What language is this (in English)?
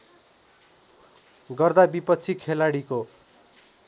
Nepali